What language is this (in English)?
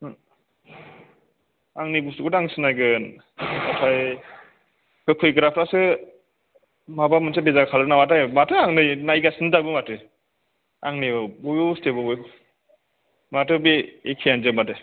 Bodo